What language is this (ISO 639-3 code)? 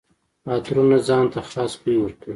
pus